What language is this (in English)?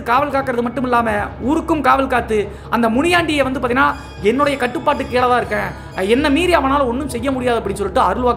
Indonesian